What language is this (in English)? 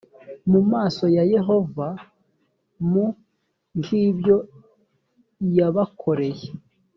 Kinyarwanda